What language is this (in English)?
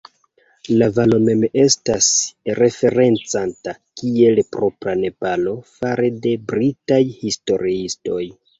Esperanto